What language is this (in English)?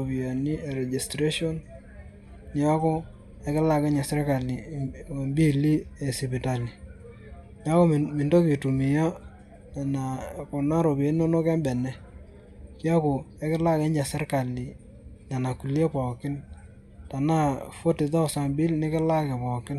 Masai